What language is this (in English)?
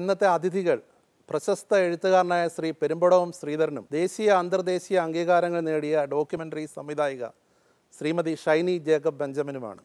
Italian